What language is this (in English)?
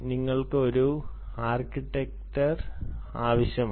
Malayalam